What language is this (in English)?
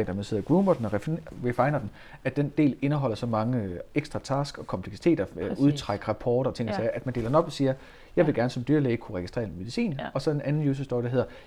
Danish